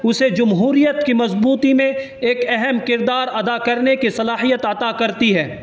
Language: Urdu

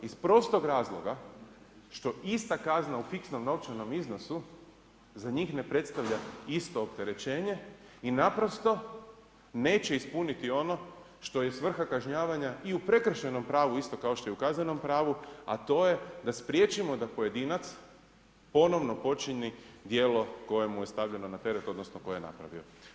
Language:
Croatian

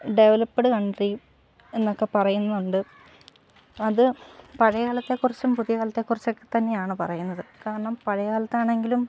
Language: Malayalam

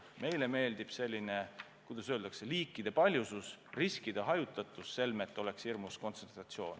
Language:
Estonian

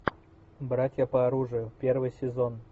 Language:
Russian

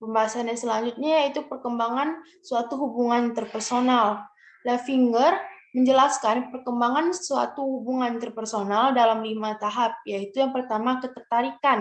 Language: Indonesian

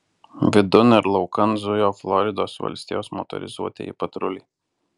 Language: Lithuanian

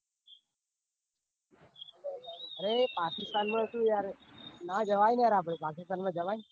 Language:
Gujarati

